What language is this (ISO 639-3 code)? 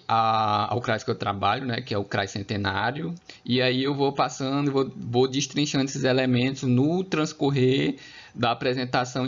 por